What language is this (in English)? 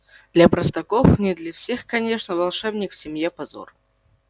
Russian